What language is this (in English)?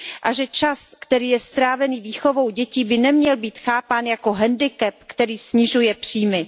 Czech